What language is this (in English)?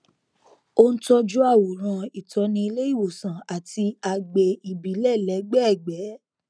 Yoruba